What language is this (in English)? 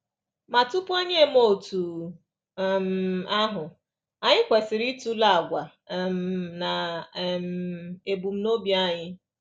Igbo